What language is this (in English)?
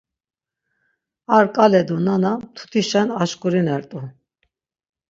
Laz